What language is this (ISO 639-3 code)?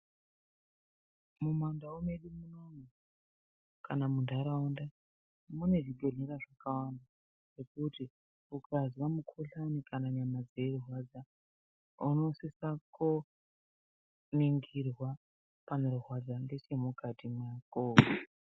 ndc